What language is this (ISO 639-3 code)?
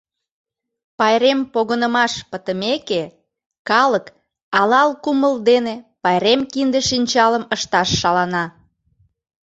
chm